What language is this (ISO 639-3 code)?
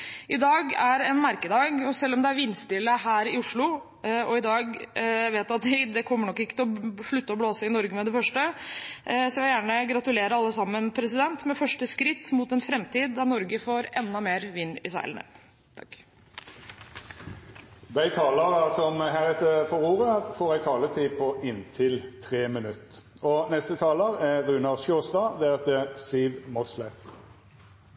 nor